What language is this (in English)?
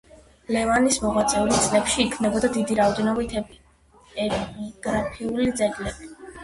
Georgian